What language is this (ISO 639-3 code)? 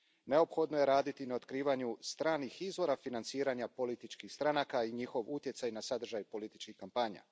hrv